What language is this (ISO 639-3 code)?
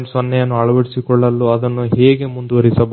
kan